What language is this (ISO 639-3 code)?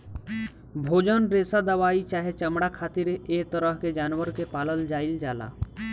bho